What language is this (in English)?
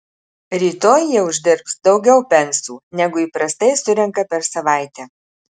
Lithuanian